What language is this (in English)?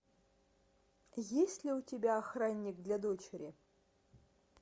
Russian